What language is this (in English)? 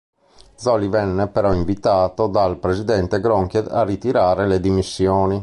Italian